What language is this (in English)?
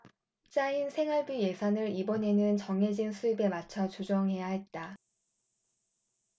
Korean